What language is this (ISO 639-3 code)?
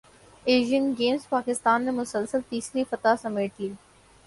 urd